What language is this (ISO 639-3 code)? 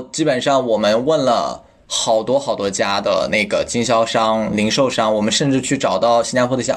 zho